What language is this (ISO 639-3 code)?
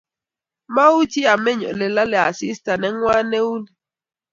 kln